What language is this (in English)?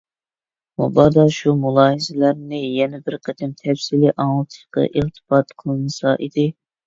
Uyghur